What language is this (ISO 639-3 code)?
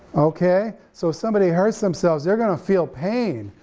eng